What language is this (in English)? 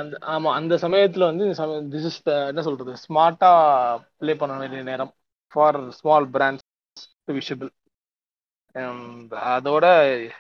Tamil